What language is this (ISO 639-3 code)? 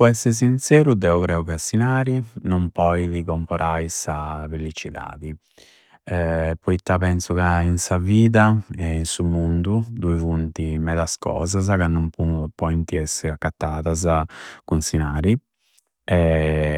sro